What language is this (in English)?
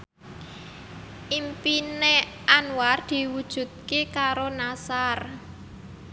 Javanese